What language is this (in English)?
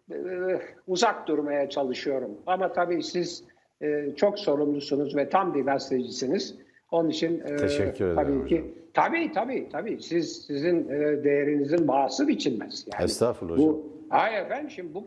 Turkish